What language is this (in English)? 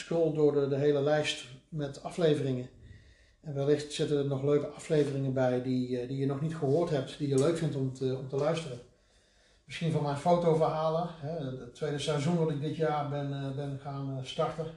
Dutch